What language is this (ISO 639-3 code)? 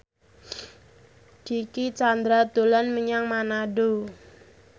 jav